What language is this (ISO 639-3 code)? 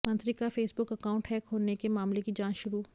hin